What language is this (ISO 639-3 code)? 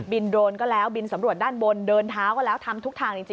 tha